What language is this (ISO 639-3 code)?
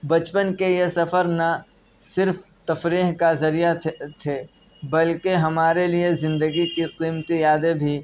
urd